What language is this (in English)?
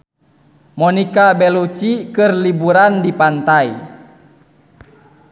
Sundanese